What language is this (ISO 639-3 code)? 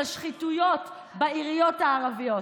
heb